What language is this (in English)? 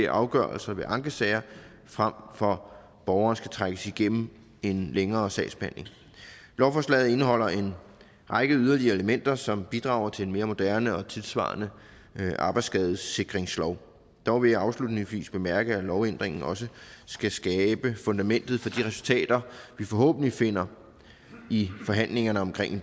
Danish